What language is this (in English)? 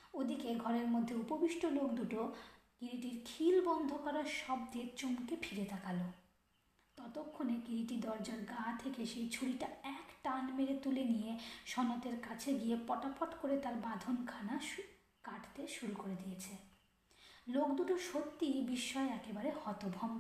Bangla